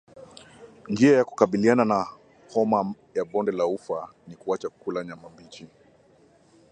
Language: Swahili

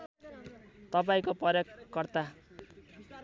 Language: Nepali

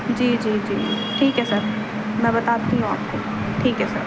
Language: Urdu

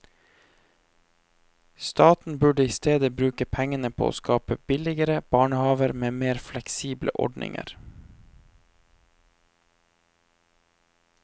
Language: Norwegian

